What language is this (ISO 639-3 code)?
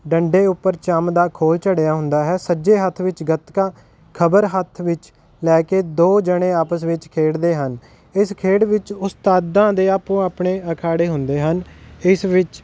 pan